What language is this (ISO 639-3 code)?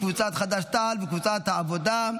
heb